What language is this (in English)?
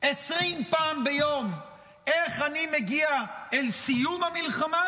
Hebrew